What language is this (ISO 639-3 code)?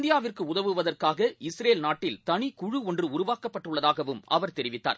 tam